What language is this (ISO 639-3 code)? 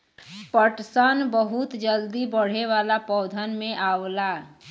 bho